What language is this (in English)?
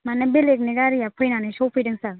Bodo